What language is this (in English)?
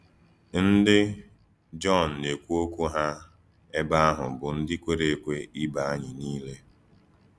Igbo